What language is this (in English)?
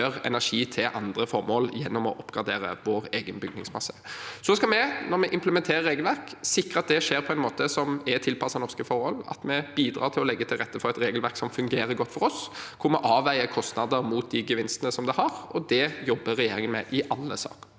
Norwegian